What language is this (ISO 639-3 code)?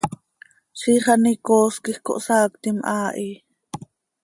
sei